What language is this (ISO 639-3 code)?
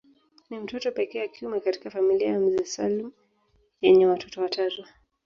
swa